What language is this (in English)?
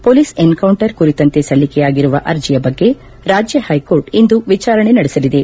Kannada